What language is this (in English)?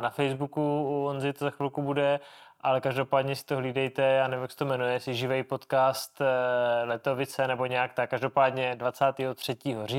Czech